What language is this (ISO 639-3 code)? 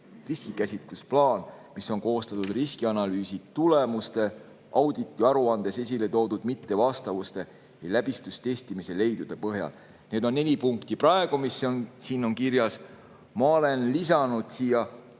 est